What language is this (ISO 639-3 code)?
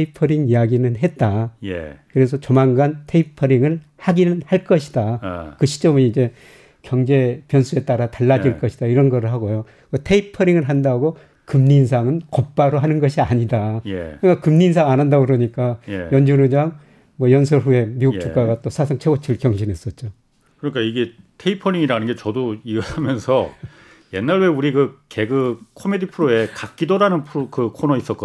kor